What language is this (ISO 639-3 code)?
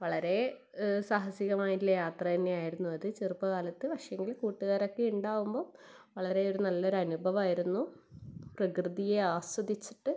mal